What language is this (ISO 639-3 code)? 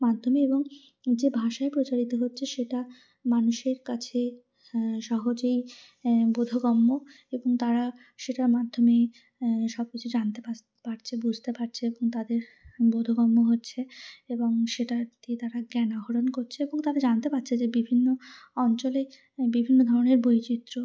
ben